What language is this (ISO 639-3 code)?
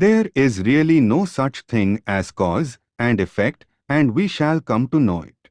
eng